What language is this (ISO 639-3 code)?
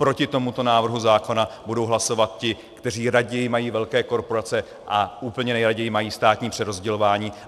ces